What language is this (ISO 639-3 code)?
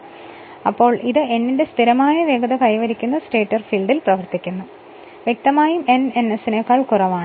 mal